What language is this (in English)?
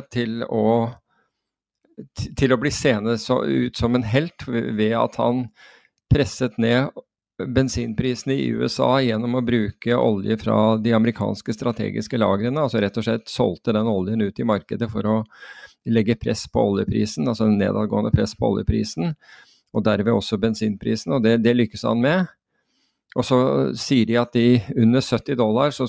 Norwegian